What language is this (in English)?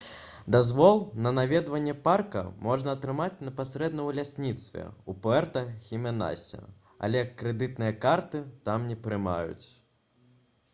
Belarusian